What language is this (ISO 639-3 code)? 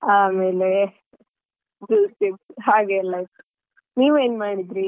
kan